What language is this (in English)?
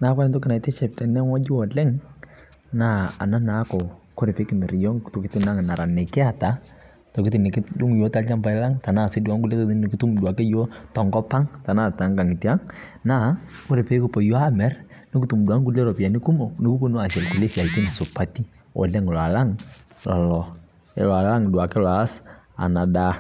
Masai